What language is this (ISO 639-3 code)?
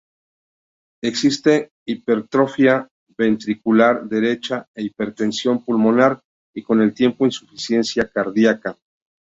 spa